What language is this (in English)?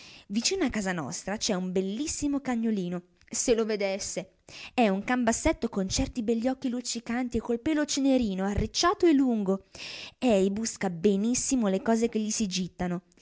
Italian